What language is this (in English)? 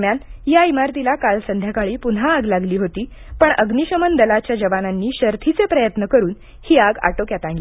Marathi